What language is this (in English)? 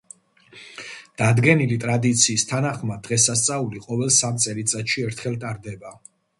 Georgian